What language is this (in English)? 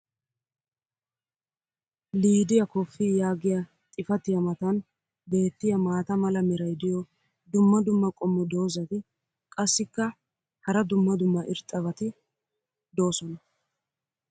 Wolaytta